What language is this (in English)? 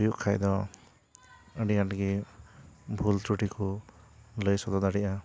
Santali